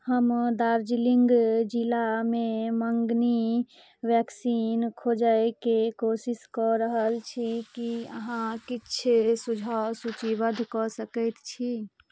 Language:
Maithili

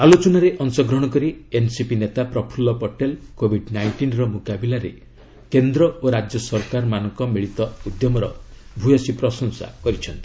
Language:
Odia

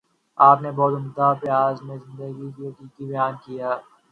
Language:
Urdu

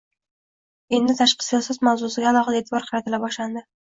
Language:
Uzbek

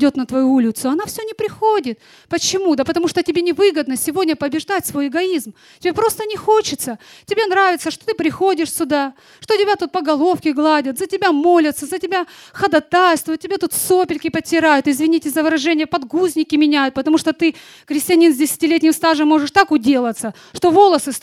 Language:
Russian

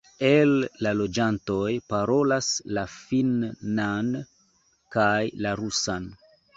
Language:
Esperanto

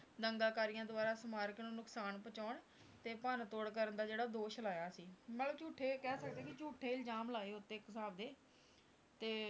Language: Punjabi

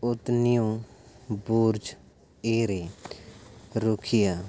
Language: Santali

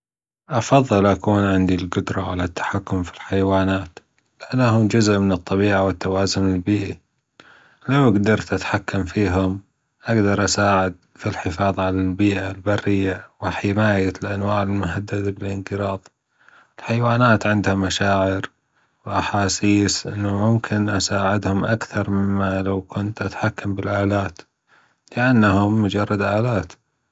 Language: Gulf Arabic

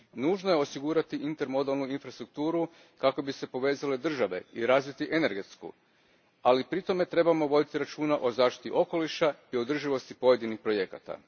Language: Croatian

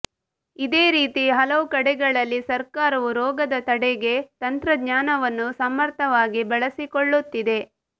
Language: Kannada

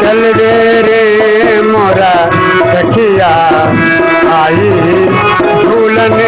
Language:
Hindi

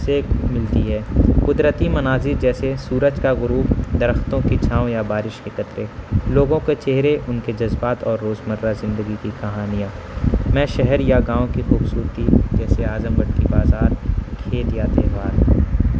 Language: Urdu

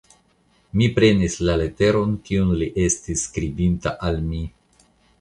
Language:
Esperanto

